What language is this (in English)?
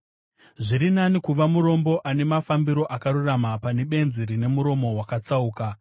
Shona